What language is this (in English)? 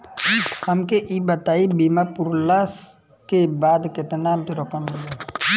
Bhojpuri